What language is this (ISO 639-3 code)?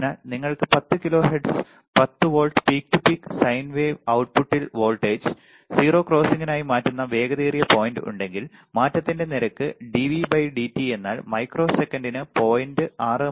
mal